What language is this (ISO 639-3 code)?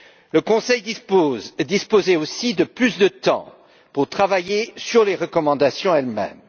fra